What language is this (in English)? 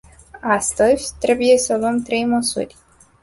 Romanian